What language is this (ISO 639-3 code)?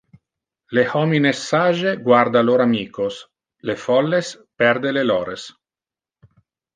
ina